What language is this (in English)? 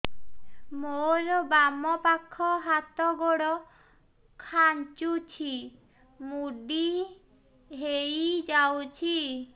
Odia